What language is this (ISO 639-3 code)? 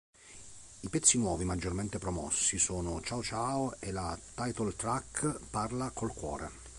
ita